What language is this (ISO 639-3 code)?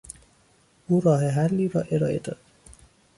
fas